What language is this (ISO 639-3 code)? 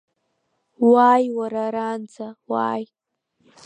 abk